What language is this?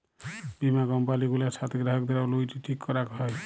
Bangla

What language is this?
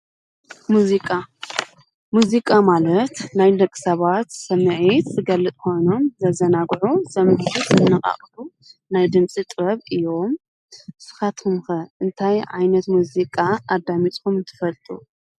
Tigrinya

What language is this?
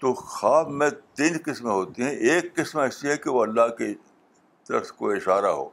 Urdu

